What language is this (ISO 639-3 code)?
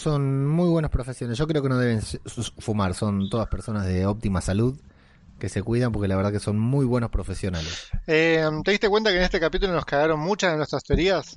spa